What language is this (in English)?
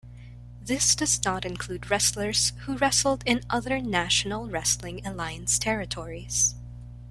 English